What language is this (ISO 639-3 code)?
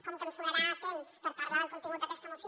cat